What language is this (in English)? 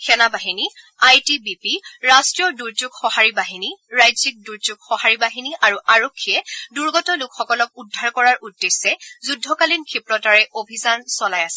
Assamese